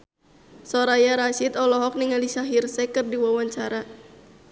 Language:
Sundanese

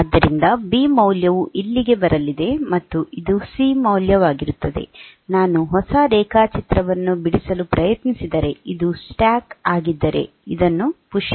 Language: Kannada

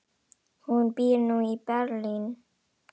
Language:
Icelandic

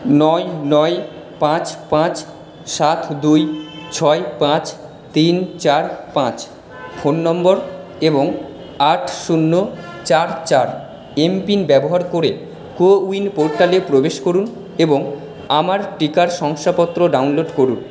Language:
Bangla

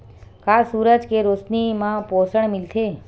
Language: Chhattisgarhi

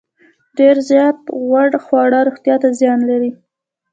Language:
Pashto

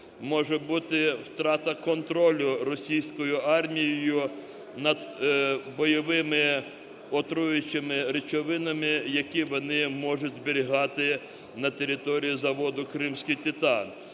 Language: Ukrainian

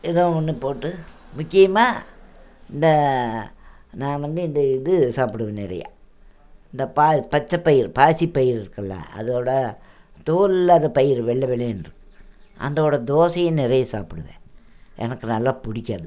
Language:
Tamil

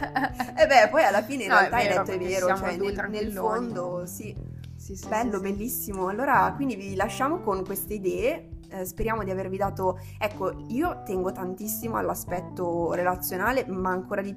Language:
Italian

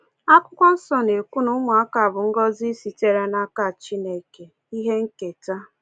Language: Igbo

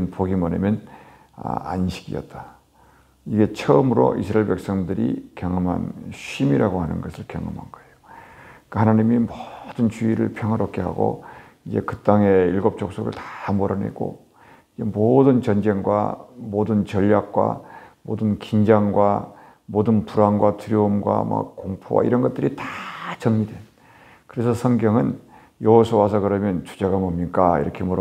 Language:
Korean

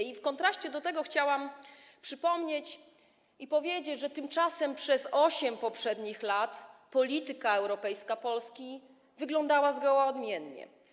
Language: Polish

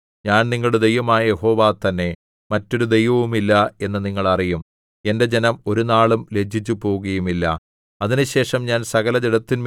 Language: Malayalam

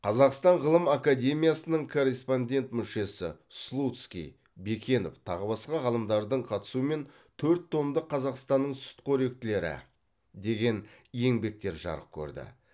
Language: Kazakh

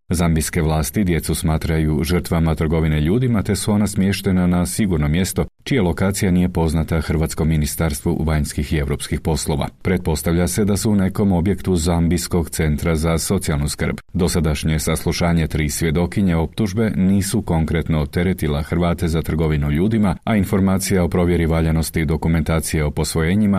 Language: Croatian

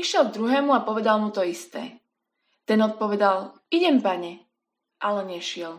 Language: Slovak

